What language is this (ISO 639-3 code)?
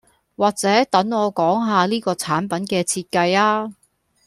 yue